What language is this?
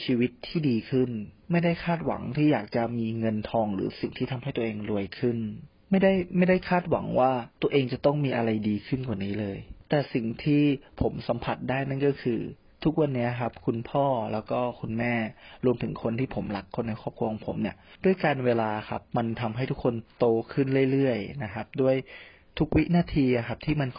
Thai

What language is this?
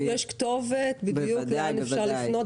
Hebrew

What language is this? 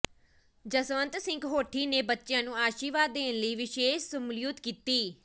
Punjabi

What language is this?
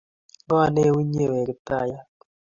Kalenjin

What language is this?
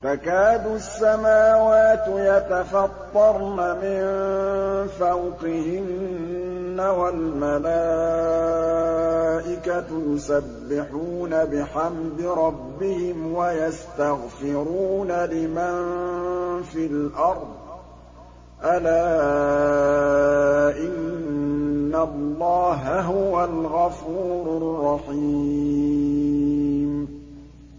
Arabic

